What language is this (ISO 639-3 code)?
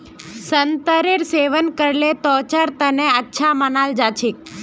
mag